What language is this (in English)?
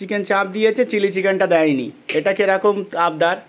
Bangla